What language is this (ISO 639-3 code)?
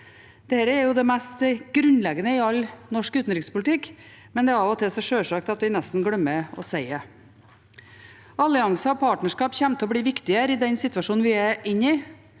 nor